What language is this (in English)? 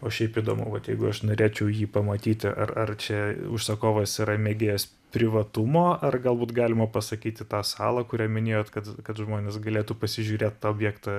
Lithuanian